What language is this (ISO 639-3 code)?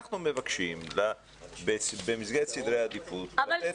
heb